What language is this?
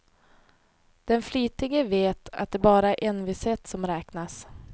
Swedish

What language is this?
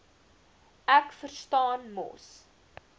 Afrikaans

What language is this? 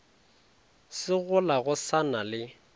Northern Sotho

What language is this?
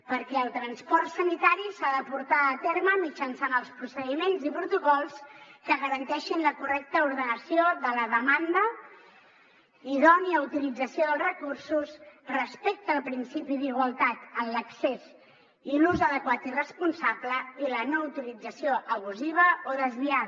Catalan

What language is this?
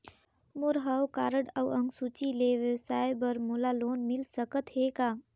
Chhattisgarhi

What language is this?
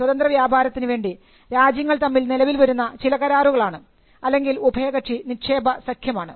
Malayalam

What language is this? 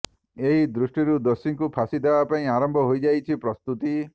Odia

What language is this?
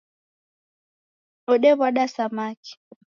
Taita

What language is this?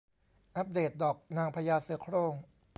Thai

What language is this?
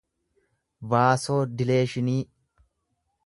Oromo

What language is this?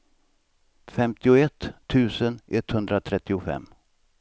Swedish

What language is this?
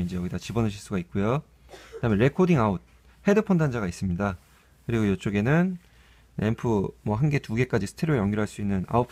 Korean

